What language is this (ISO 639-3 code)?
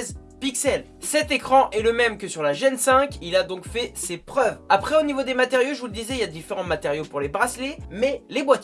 fra